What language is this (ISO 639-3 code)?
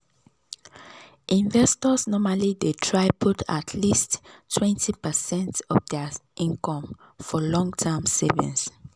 pcm